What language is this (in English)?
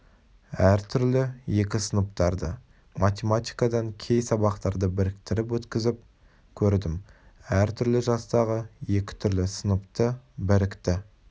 Kazakh